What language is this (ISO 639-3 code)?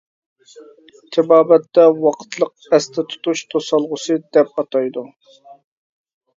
uig